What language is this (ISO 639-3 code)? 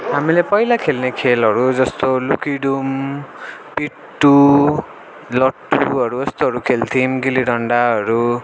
nep